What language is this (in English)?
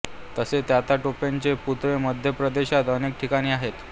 Marathi